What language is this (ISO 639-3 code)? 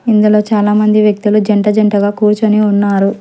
tel